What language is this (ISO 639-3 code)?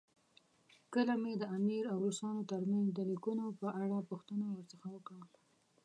pus